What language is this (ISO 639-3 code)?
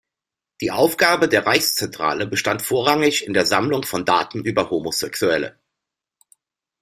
deu